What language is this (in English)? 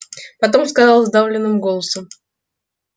Russian